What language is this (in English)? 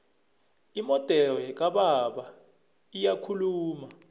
South Ndebele